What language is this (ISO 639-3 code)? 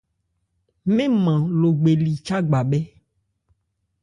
ebr